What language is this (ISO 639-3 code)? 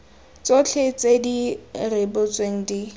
tsn